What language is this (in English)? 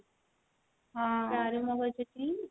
Odia